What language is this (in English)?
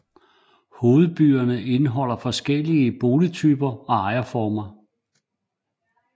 Danish